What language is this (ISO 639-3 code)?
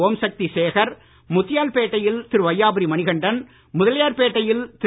tam